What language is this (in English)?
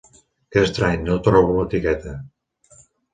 Catalan